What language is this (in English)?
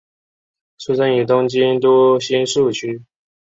Chinese